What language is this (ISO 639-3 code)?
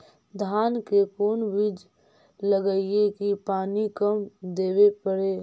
mag